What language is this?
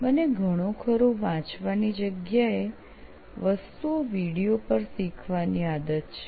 Gujarati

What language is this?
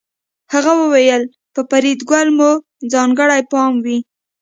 Pashto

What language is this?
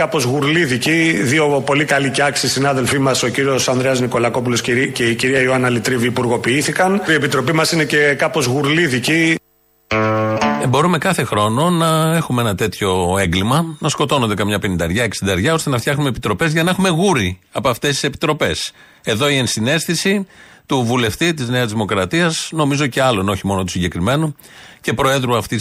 Greek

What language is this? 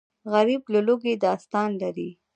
Pashto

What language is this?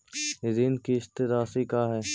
Magahi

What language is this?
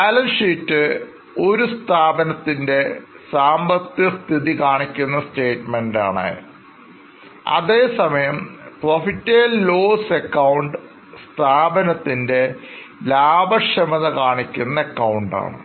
Malayalam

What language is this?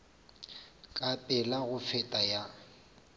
Northern Sotho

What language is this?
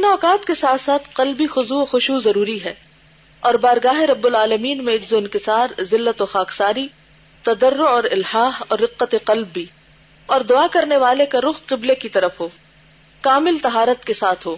Urdu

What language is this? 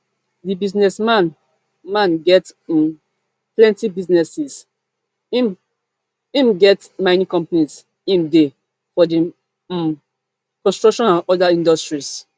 Nigerian Pidgin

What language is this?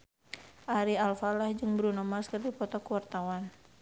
Sundanese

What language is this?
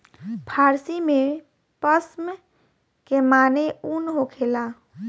Bhojpuri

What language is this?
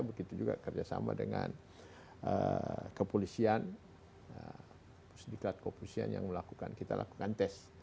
Indonesian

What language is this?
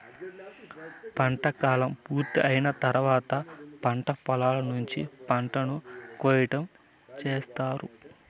Telugu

